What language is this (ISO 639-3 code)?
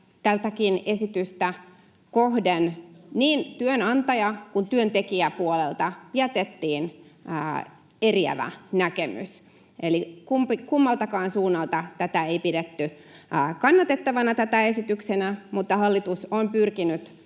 fin